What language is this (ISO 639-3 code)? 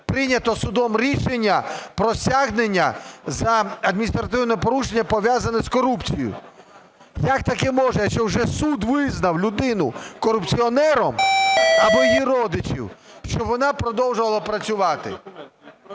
ukr